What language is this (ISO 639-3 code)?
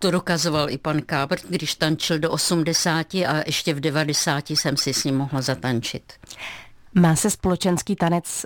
ces